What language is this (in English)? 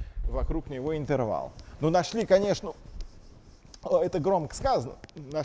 Russian